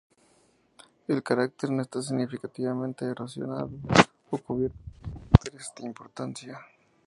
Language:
Spanish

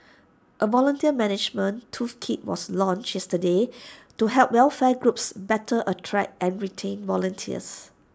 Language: English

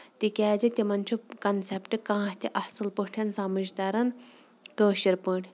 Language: Kashmiri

